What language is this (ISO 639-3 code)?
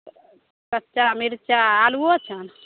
mai